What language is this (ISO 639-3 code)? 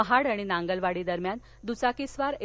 mar